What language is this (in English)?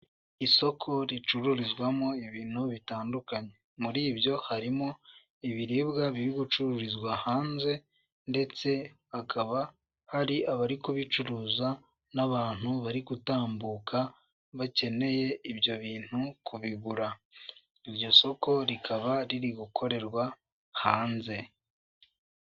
Kinyarwanda